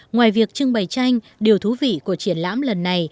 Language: Vietnamese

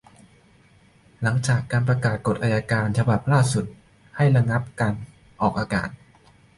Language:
Thai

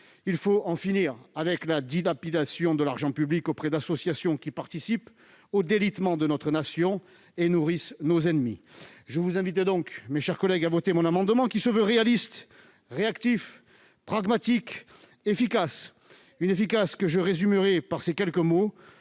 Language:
French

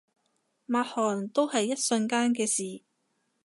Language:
Cantonese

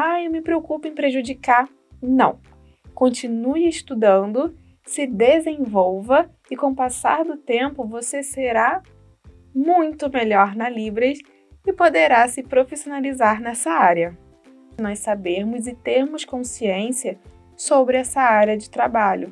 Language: Portuguese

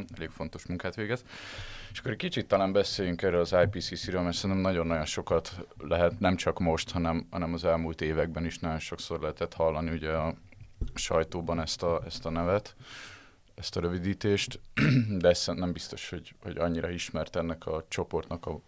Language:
Hungarian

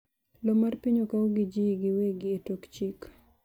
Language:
Luo (Kenya and Tanzania)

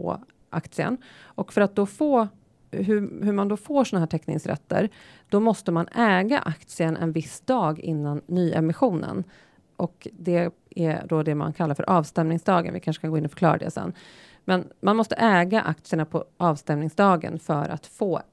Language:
Swedish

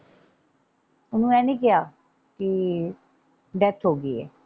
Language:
Punjabi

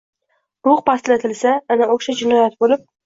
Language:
Uzbek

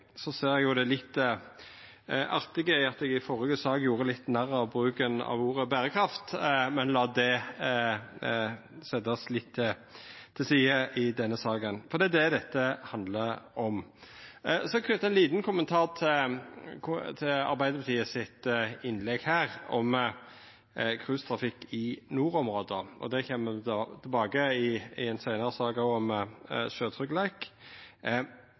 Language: Norwegian Nynorsk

